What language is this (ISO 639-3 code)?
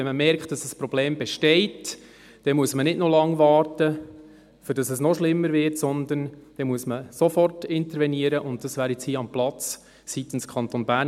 gsw